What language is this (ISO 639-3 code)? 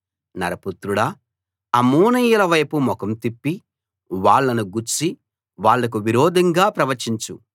tel